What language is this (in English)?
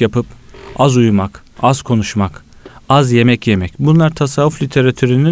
Turkish